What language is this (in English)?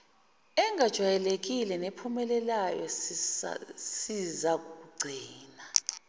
Zulu